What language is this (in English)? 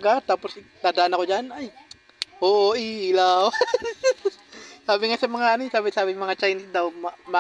Filipino